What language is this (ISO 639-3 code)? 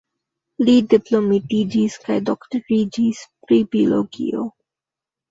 epo